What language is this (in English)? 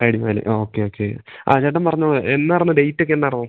Malayalam